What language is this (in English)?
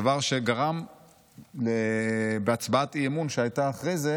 Hebrew